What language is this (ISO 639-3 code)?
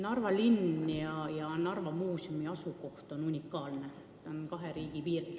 est